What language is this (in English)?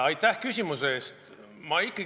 Estonian